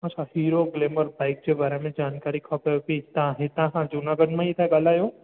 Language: Sindhi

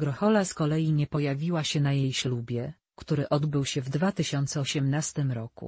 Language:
Polish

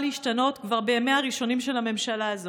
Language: Hebrew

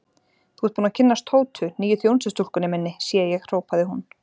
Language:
Icelandic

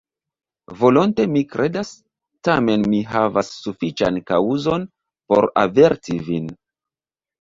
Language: Esperanto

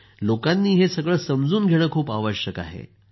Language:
Marathi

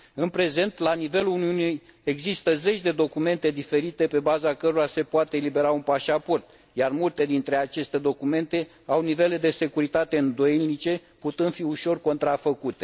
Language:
Romanian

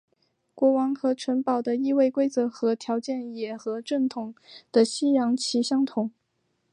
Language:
Chinese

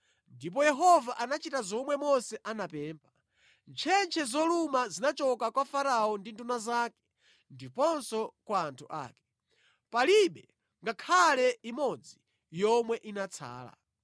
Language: Nyanja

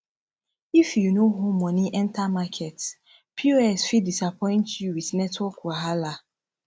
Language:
Nigerian Pidgin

